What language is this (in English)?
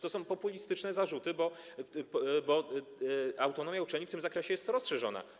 Polish